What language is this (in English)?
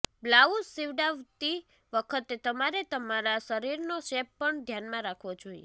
Gujarati